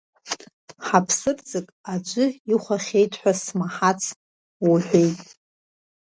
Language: Abkhazian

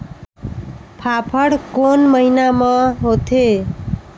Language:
Chhattisgarhi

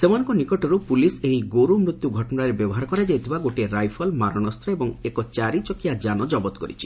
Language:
Odia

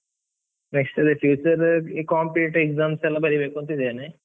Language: Kannada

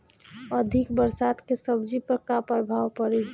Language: Bhojpuri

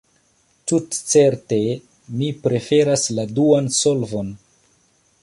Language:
Esperanto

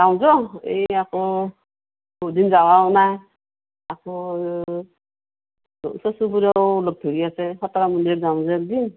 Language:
Assamese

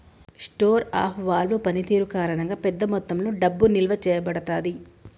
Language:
Telugu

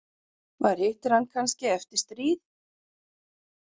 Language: Icelandic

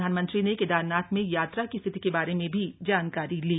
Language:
Hindi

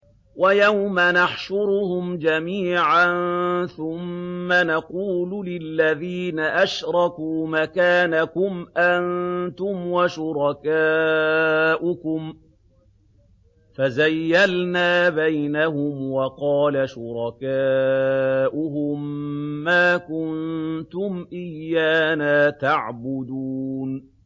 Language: Arabic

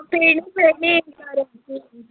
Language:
Konkani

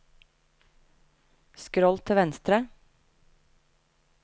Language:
Norwegian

